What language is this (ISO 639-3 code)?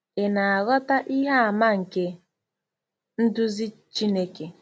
ibo